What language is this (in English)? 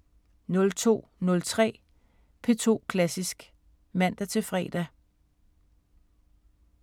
Danish